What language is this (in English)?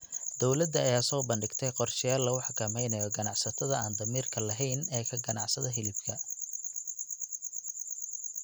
Somali